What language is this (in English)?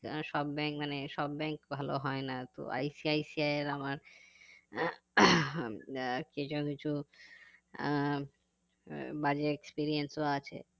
Bangla